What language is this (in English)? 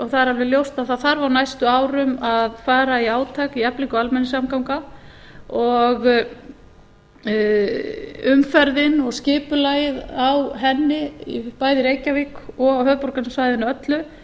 Icelandic